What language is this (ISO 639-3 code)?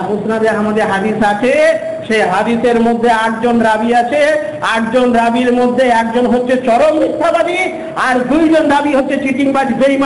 ind